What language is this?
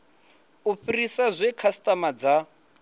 Venda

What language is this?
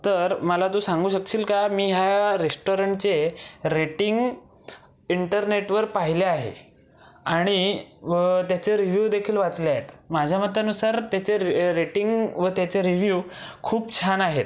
Marathi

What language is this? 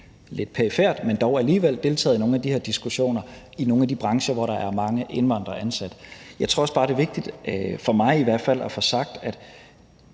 Danish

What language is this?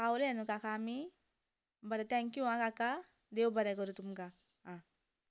Konkani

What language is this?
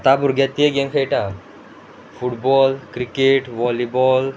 Konkani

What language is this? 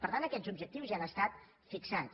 Catalan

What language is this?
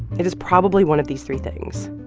English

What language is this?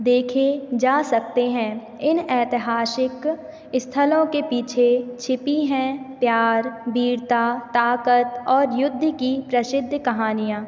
Hindi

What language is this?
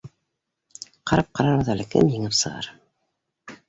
Bashkir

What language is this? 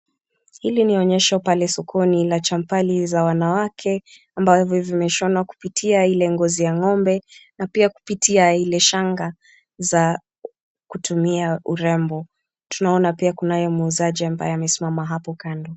Swahili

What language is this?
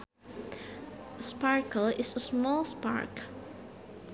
Sundanese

